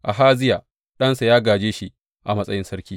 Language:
Hausa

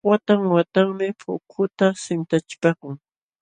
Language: Jauja Wanca Quechua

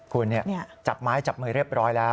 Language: Thai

